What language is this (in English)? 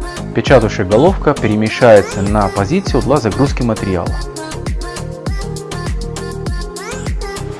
Russian